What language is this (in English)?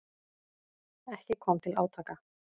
Icelandic